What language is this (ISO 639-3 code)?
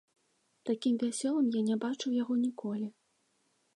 bel